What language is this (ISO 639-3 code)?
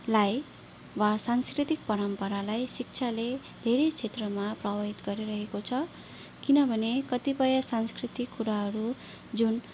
nep